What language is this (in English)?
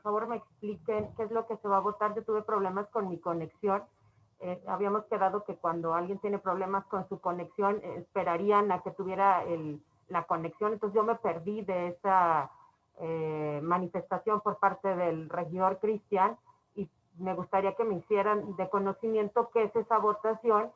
Spanish